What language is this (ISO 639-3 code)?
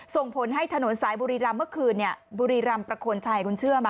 tha